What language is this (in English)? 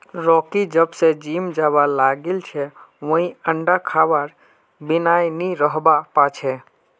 Magahi